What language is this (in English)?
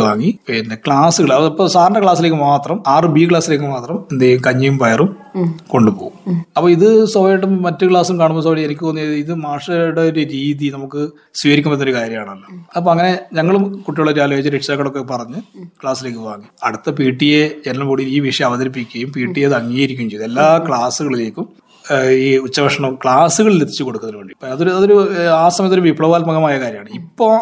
Malayalam